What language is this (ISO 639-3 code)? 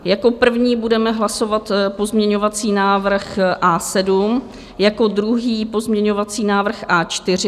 ces